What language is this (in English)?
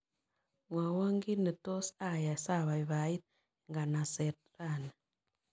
Kalenjin